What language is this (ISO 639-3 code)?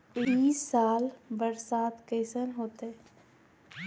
mag